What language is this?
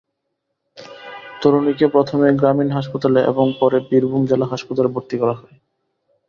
Bangla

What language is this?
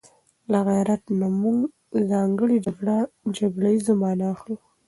Pashto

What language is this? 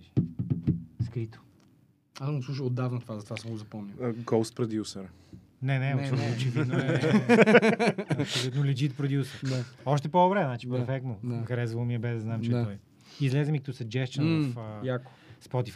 Bulgarian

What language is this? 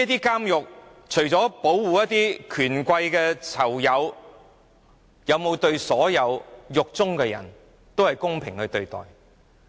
Cantonese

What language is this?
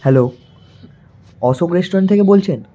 Bangla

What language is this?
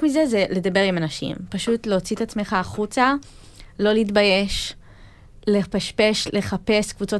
Hebrew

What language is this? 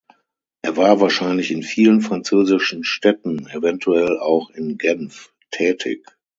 German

